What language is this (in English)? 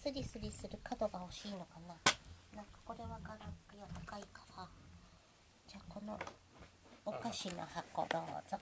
Japanese